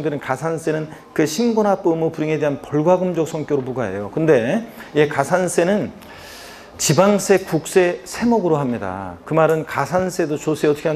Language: Korean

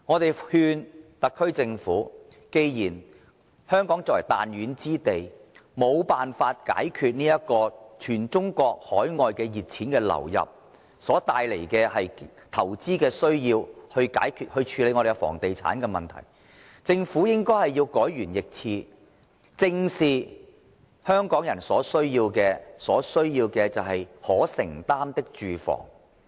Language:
Cantonese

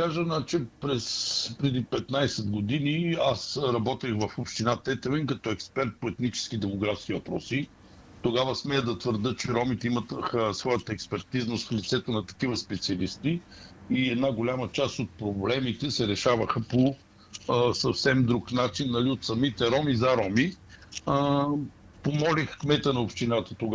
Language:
Bulgarian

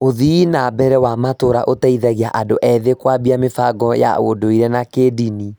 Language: Kikuyu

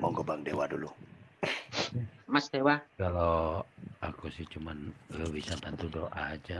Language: Indonesian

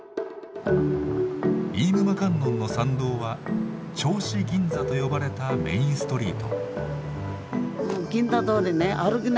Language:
Japanese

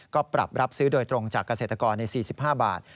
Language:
Thai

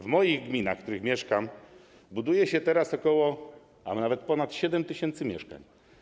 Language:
Polish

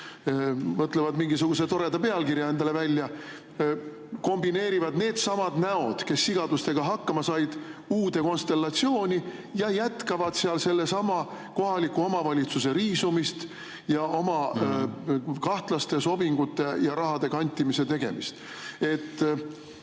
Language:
Estonian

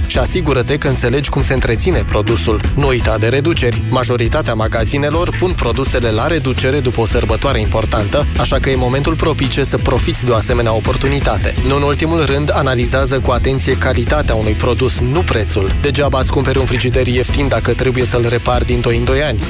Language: Romanian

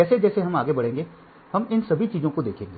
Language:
Hindi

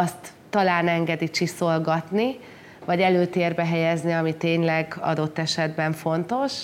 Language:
Hungarian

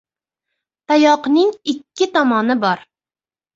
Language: Uzbek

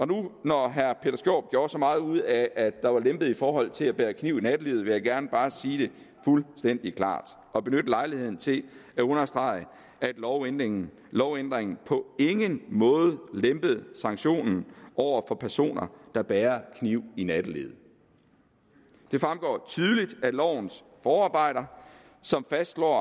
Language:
Danish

